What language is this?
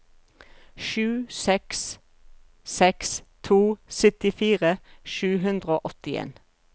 Norwegian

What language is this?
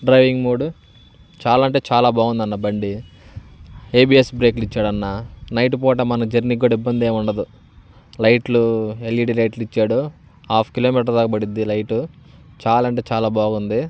Telugu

